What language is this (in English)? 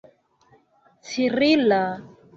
Esperanto